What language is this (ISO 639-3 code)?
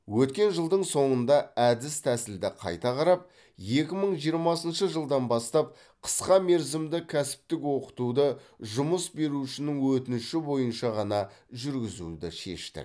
kaz